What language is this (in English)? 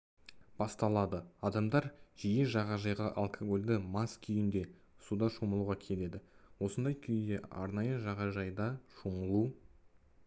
Kazakh